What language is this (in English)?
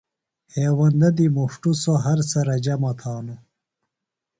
Phalura